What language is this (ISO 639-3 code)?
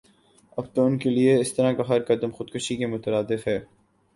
urd